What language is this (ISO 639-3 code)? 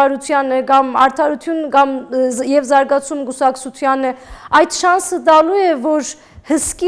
tur